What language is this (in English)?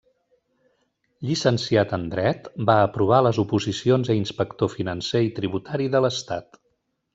Catalan